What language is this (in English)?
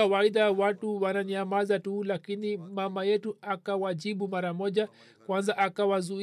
Swahili